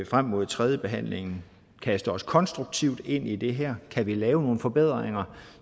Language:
Danish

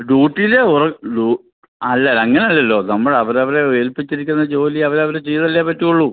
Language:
Malayalam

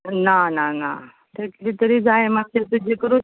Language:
Konkani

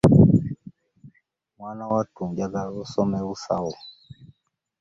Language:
Ganda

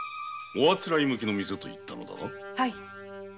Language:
Japanese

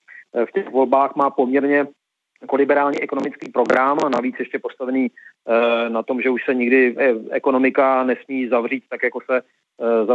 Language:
Czech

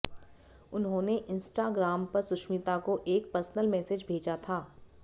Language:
Hindi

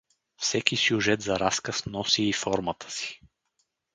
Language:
Bulgarian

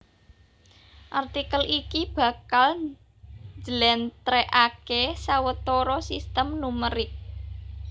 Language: Javanese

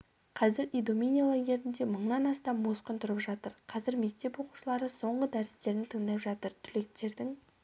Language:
Kazakh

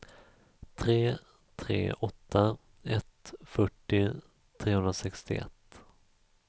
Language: Swedish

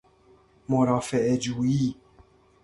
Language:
Persian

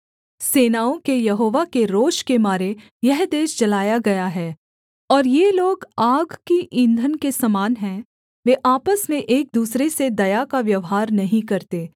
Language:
Hindi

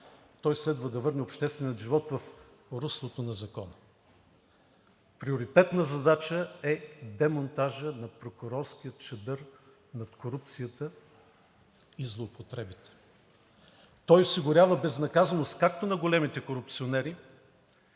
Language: Bulgarian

